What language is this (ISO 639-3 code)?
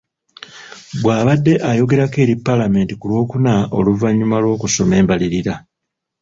lug